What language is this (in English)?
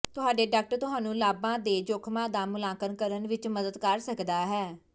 Punjabi